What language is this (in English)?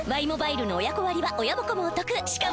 Japanese